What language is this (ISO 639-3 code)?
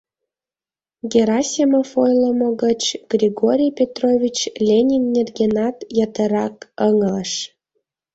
chm